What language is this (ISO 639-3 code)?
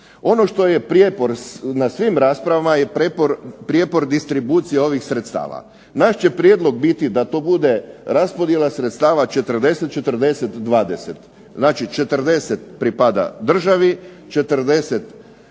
hrv